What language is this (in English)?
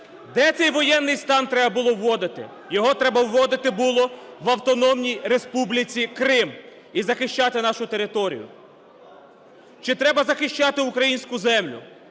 Ukrainian